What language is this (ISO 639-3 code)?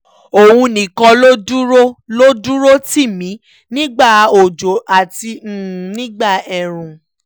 yor